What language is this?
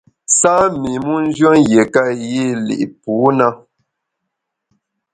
Bamun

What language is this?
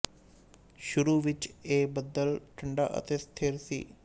Punjabi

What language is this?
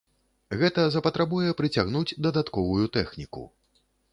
Belarusian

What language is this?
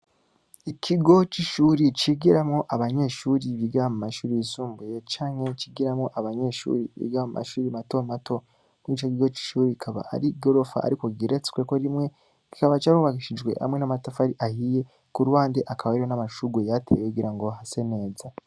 Rundi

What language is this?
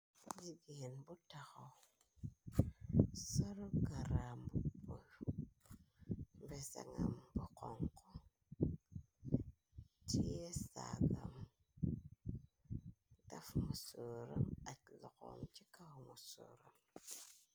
Wolof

